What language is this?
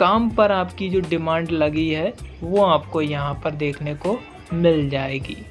Hindi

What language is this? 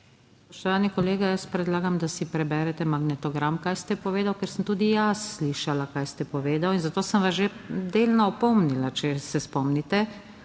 Slovenian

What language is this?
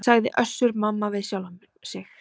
Icelandic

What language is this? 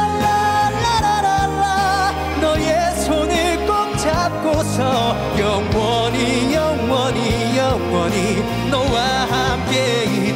Korean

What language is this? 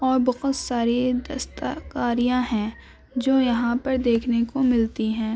Urdu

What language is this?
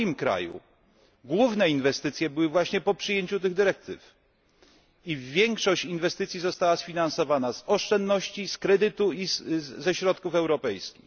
Polish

